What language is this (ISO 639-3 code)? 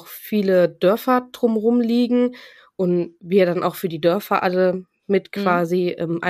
deu